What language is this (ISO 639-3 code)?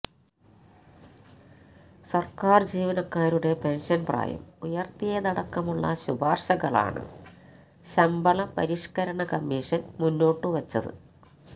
mal